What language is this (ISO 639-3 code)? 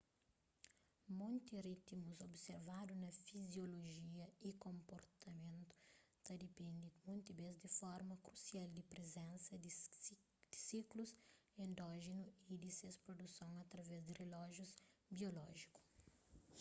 kea